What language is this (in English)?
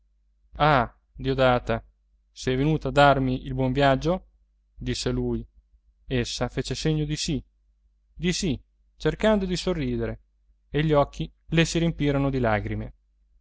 Italian